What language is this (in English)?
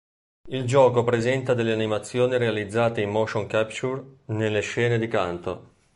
Italian